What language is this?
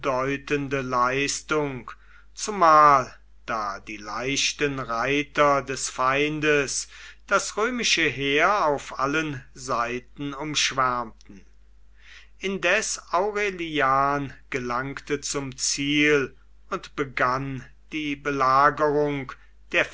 German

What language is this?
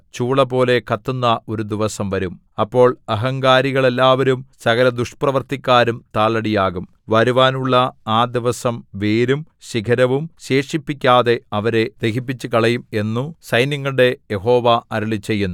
Malayalam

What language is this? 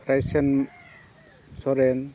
Santali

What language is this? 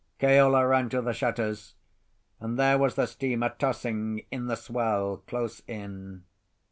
English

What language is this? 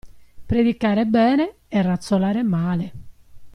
Italian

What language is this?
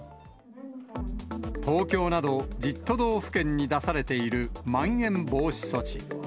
Japanese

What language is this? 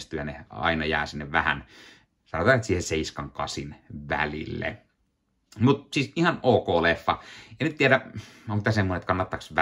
Finnish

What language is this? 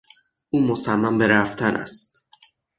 Persian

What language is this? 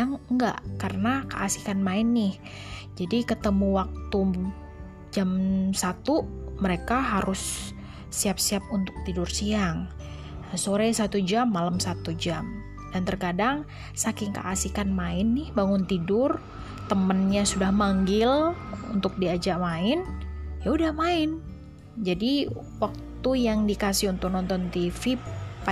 Indonesian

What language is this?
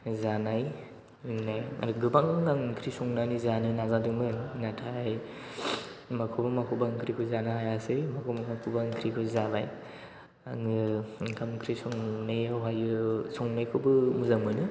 Bodo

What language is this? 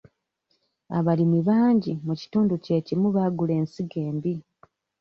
Ganda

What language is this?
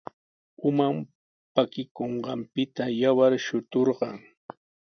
Sihuas Ancash Quechua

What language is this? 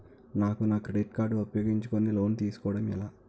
Telugu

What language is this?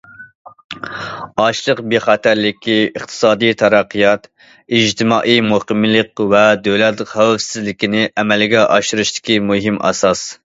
Uyghur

